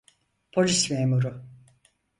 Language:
Turkish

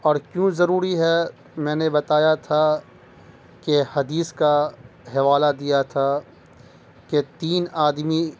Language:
Urdu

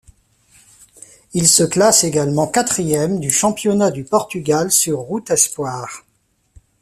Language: French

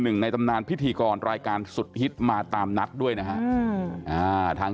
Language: Thai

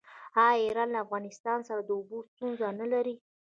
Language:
Pashto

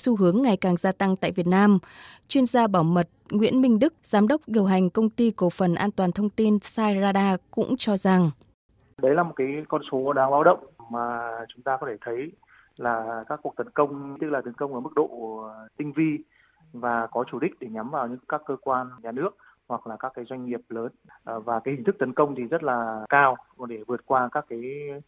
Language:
Vietnamese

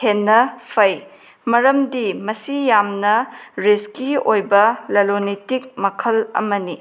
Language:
Manipuri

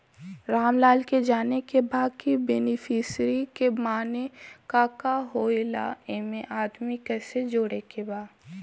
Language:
Bhojpuri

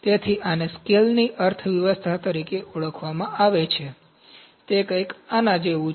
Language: Gujarati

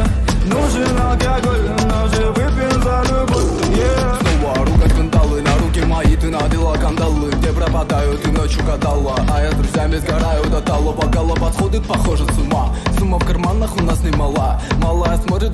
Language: Russian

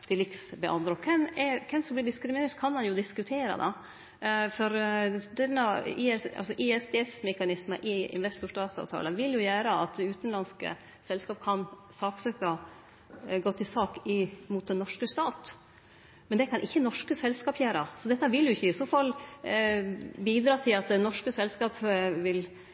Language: Norwegian Nynorsk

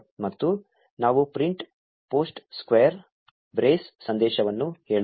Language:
Kannada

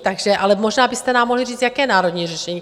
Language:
Czech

